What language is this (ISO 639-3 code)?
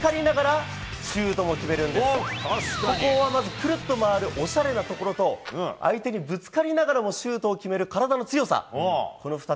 jpn